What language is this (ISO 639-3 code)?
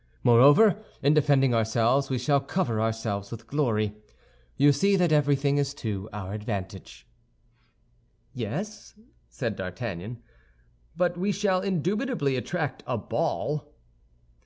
eng